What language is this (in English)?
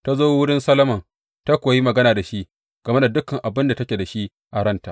Hausa